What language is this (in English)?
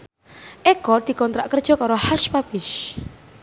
Javanese